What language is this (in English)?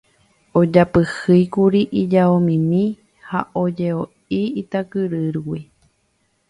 Guarani